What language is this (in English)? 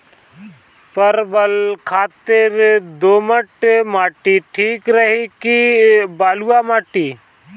Bhojpuri